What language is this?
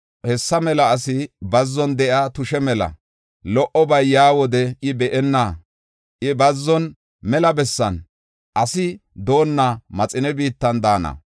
Gofa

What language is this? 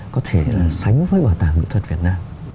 Vietnamese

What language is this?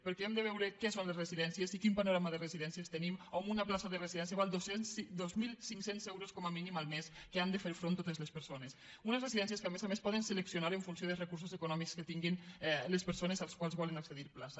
Catalan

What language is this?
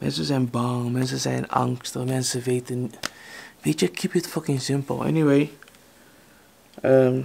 Dutch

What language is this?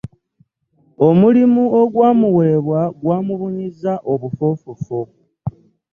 Ganda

